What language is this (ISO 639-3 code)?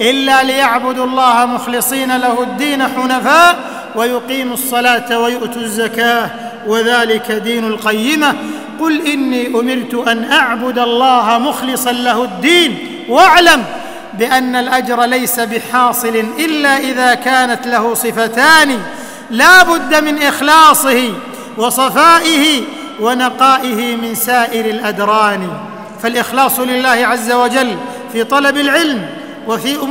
ara